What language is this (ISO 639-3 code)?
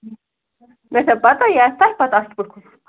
kas